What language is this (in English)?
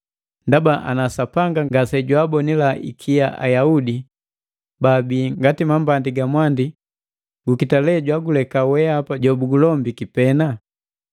Matengo